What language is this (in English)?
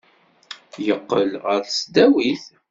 Kabyle